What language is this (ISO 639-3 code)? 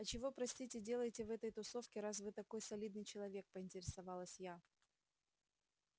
rus